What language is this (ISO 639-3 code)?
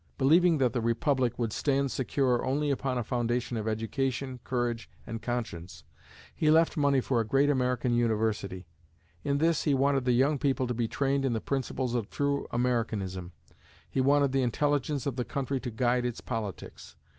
eng